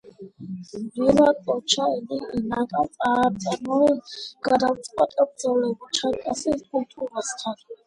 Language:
Georgian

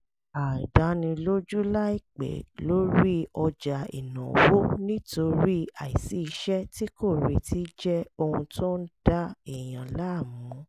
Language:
Yoruba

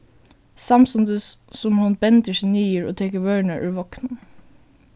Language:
Faroese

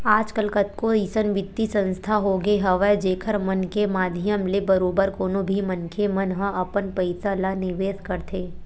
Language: Chhattisgarhi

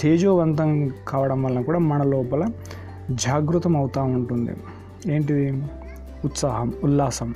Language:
Telugu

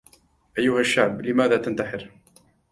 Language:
Arabic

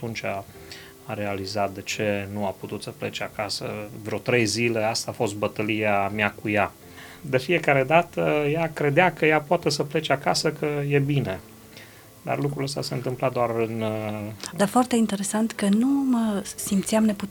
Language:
Romanian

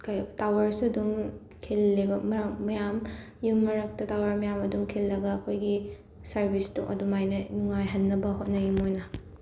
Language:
Manipuri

